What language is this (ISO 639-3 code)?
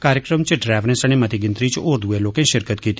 doi